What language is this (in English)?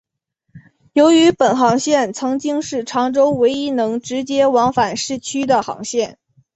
Chinese